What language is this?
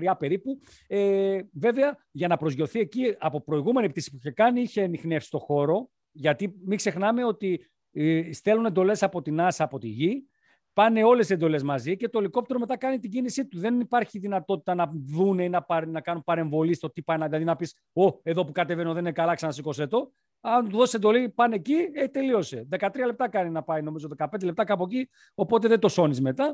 Greek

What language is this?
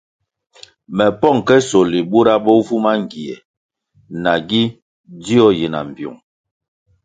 Kwasio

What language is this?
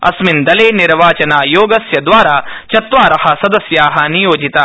Sanskrit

